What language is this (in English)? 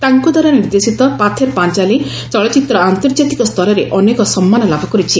Odia